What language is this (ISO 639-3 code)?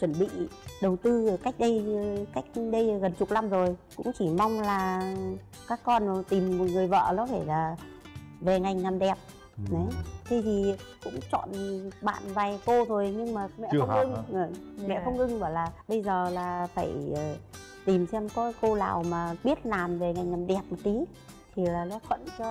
vie